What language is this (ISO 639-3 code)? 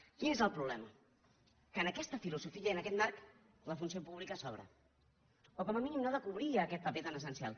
cat